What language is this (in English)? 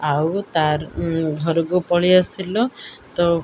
Odia